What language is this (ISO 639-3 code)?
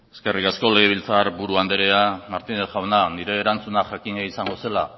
eus